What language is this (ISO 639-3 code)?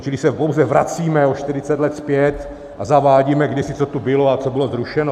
ces